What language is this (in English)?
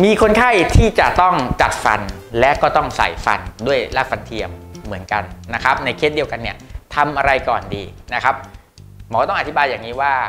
Thai